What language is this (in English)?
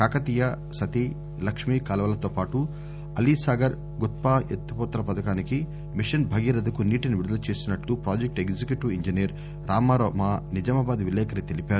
Telugu